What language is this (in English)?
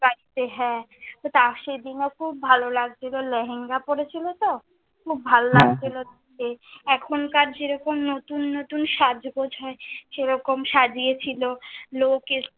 Bangla